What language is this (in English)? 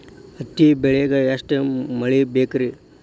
Kannada